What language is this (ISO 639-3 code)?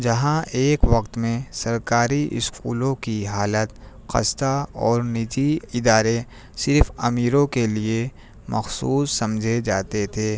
urd